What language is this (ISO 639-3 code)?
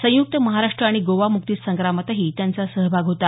mar